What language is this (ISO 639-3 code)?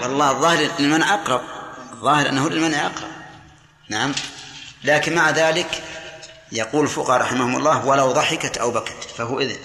ara